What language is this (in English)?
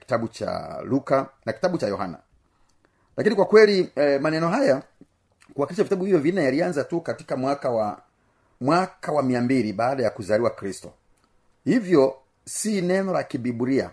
Swahili